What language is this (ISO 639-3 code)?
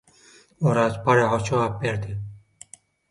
tuk